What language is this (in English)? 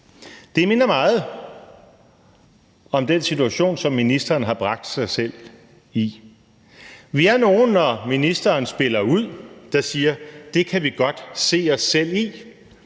Danish